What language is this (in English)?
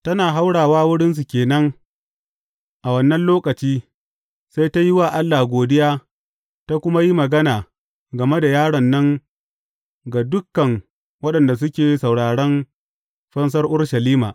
Hausa